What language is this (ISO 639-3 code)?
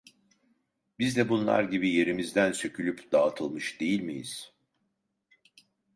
tur